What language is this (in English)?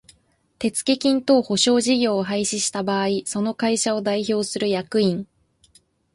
Japanese